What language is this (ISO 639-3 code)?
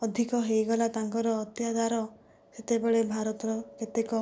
ori